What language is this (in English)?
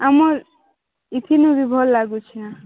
Odia